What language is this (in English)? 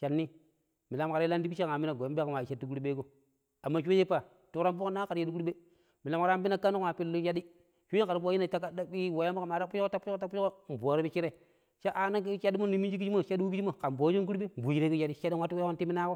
Pero